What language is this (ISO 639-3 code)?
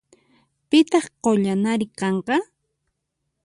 qxp